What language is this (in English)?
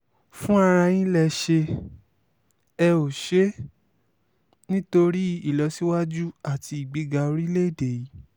Yoruba